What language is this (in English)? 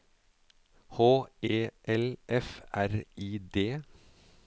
Norwegian